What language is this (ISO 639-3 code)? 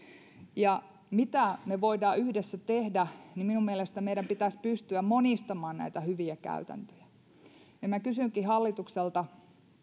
fin